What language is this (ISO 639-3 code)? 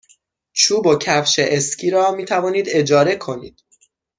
fas